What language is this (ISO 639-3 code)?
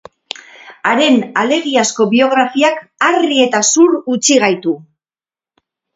eus